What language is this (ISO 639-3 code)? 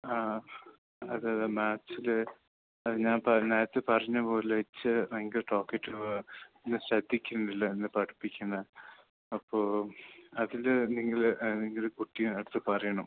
mal